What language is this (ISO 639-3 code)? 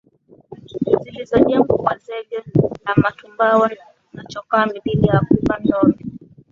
swa